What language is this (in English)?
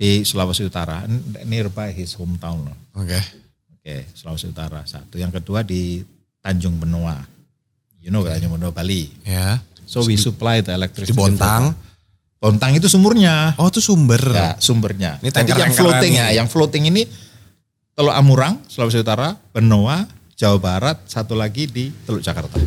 Indonesian